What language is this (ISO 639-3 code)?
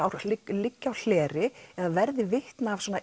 isl